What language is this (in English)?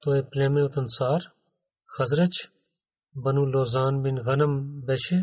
Bulgarian